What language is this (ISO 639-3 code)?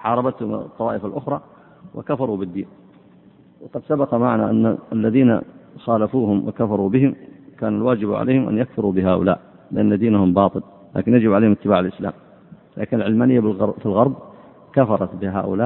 ara